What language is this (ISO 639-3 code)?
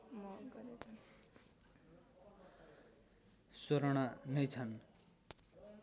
nep